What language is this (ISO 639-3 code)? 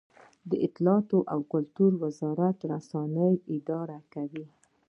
pus